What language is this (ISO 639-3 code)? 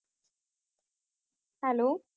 pan